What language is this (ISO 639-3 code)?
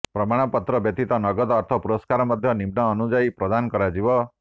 ori